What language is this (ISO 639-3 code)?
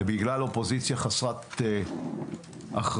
heb